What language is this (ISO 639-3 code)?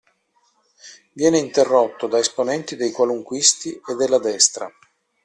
ita